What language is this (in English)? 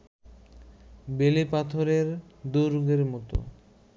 Bangla